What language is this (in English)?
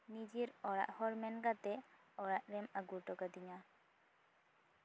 Santali